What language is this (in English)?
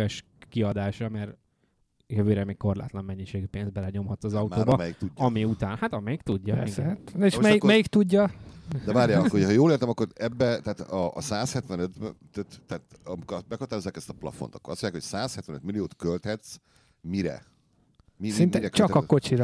Hungarian